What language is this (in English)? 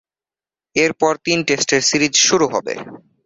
Bangla